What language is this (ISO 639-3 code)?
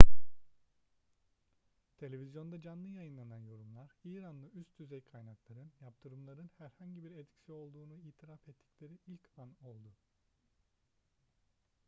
tur